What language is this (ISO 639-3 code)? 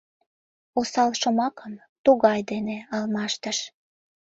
chm